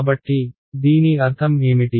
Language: Telugu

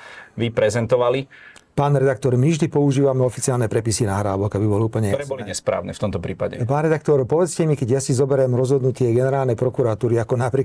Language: Slovak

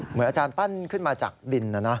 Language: Thai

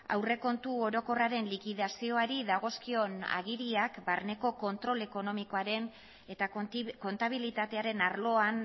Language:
Basque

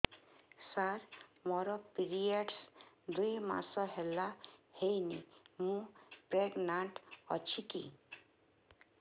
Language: Odia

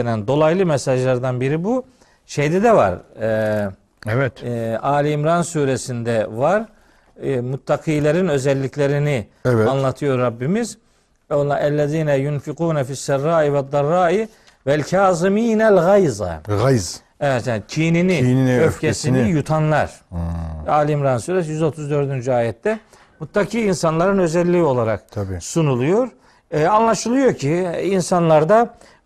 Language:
Turkish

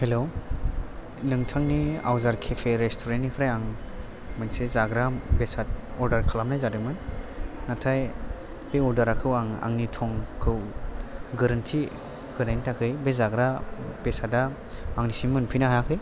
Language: Bodo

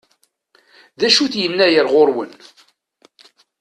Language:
Kabyle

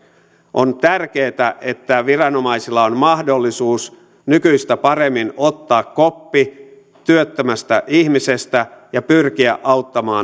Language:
Finnish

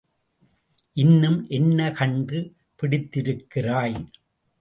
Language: Tamil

